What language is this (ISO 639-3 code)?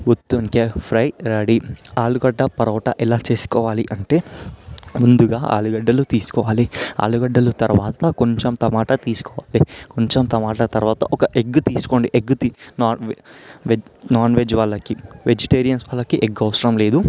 tel